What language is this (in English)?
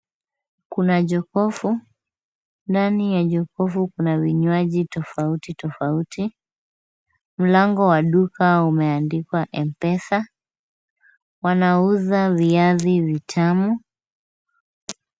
Swahili